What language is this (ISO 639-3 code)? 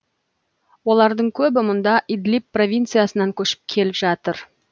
kaz